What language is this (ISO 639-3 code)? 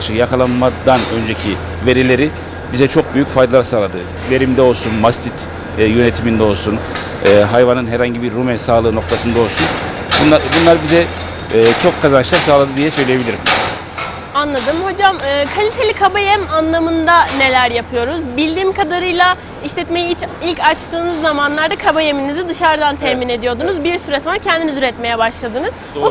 tur